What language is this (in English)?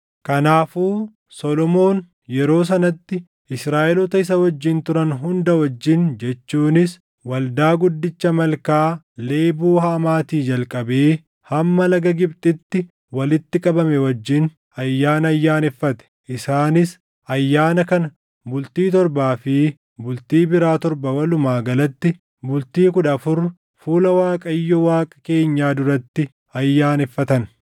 Oromo